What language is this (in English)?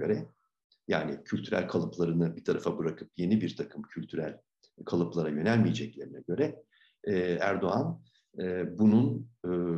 Turkish